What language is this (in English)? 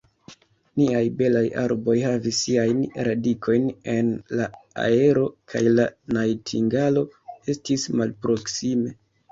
Esperanto